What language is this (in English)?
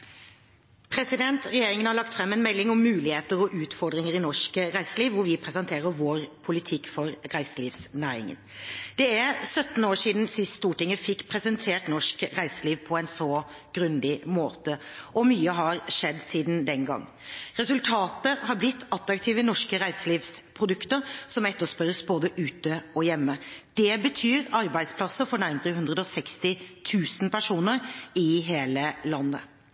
Norwegian